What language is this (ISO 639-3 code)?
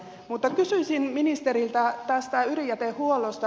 fin